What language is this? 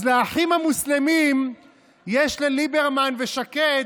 Hebrew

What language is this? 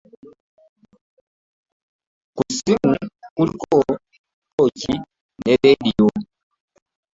Ganda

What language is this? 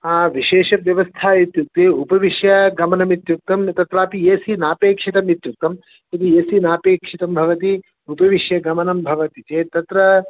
Sanskrit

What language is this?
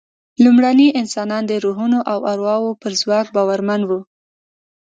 Pashto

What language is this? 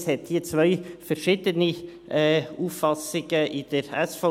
Swiss German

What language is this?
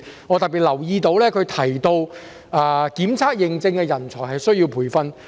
Cantonese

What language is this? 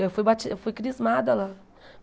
Portuguese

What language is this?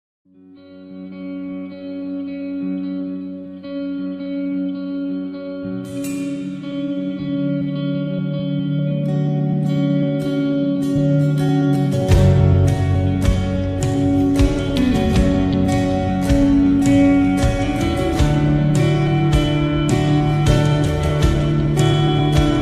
Korean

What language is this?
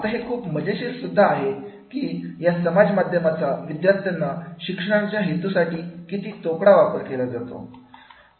Marathi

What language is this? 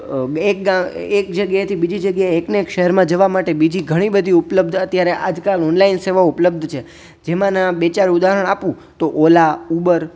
Gujarati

